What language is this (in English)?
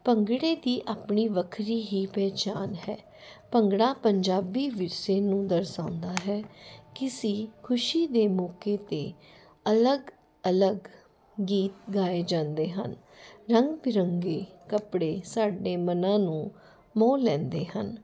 Punjabi